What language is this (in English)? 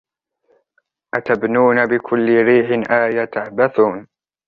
Arabic